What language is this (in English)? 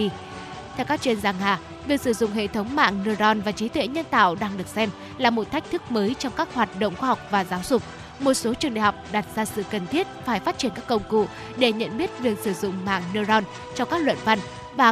Vietnamese